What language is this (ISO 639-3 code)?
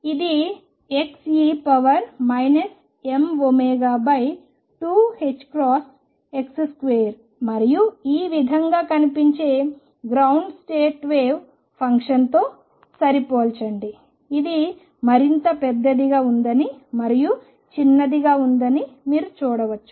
tel